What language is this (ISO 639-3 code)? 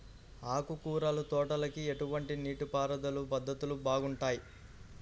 tel